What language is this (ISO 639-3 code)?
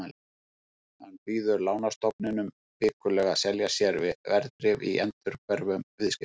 isl